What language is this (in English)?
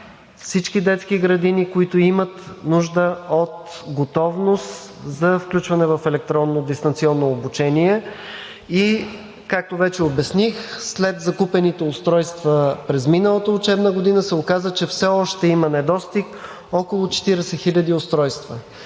Bulgarian